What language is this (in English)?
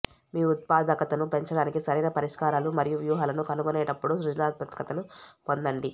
Telugu